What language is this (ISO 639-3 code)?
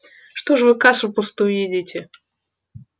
rus